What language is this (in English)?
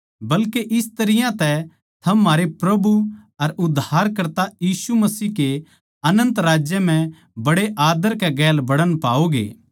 Haryanvi